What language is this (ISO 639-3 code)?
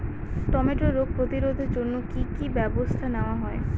ben